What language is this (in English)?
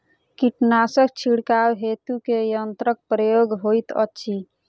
Maithili